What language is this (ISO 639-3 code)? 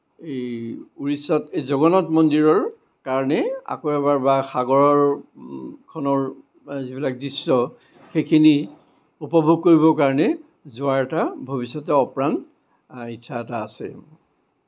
asm